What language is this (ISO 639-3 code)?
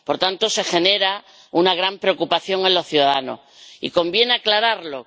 spa